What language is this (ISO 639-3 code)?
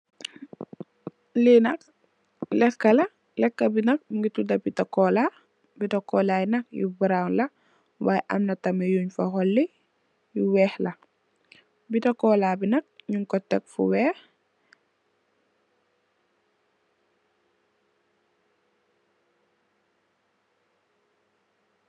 wol